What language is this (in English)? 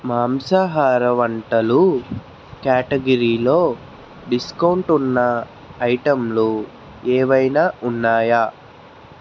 Telugu